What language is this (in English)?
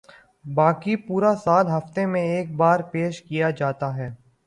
Urdu